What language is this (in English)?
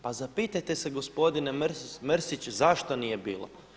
Croatian